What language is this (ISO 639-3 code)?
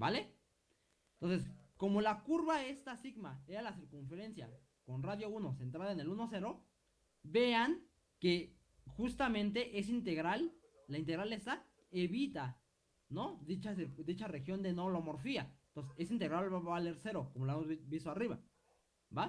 spa